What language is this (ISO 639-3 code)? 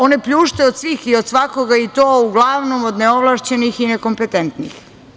srp